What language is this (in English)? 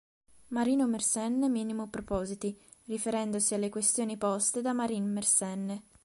Italian